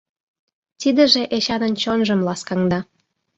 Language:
Mari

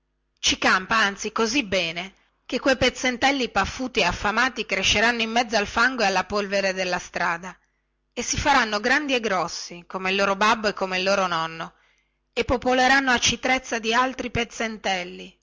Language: Italian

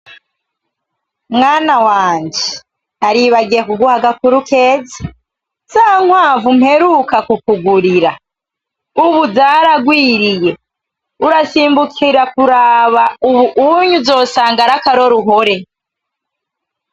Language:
Rundi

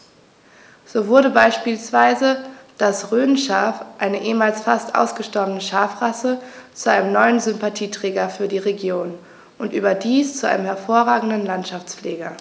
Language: German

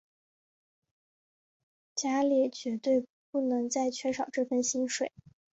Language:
Chinese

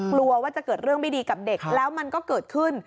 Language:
Thai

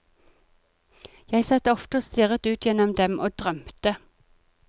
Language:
Norwegian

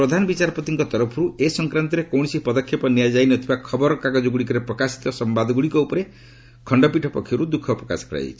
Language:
Odia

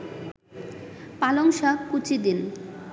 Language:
Bangla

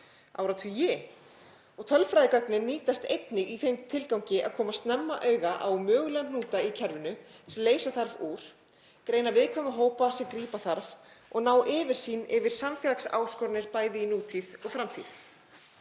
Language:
Icelandic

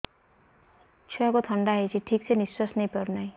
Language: Odia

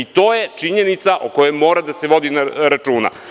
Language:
Serbian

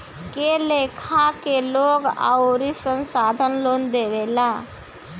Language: Bhojpuri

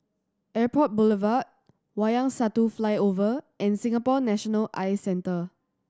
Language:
English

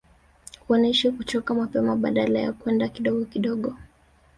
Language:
Swahili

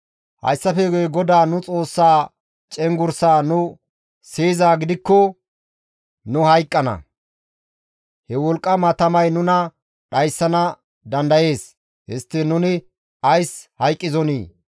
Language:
Gamo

